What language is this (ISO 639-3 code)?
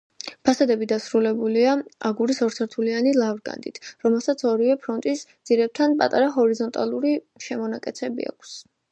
kat